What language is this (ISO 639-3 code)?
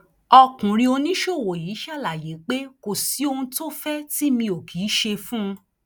yor